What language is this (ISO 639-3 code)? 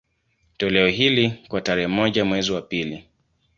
swa